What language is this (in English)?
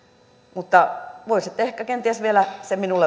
Finnish